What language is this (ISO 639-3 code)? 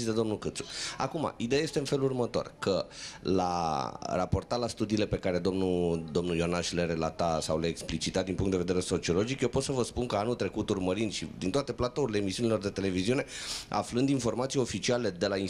ron